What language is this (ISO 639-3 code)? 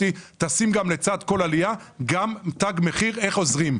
heb